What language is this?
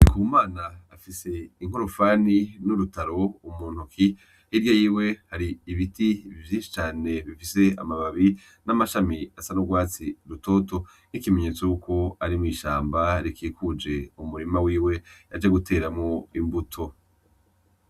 Rundi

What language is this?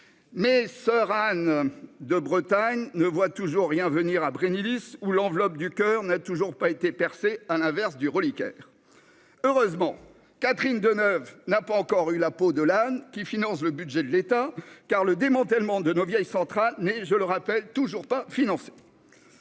French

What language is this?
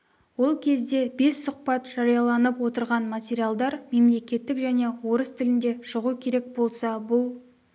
Kazakh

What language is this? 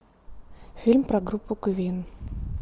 Russian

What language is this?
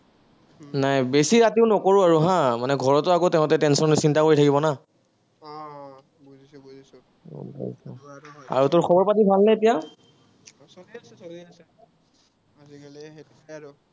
Assamese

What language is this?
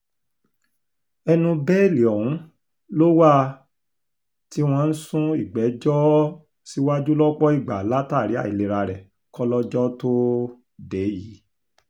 Yoruba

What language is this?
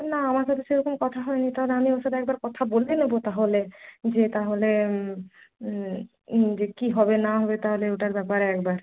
Bangla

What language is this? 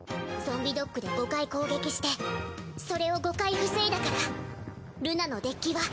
Japanese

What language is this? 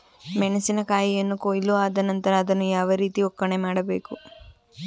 Kannada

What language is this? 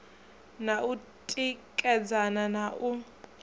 Venda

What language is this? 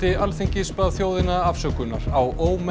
Icelandic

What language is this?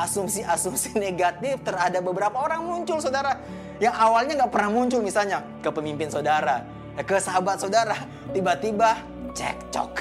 Indonesian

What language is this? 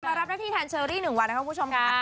Thai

